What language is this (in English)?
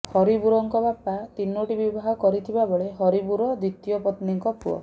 Odia